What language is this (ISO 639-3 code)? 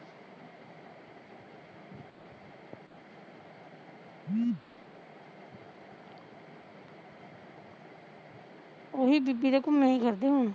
pan